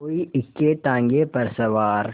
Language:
Hindi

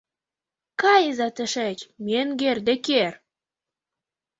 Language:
Mari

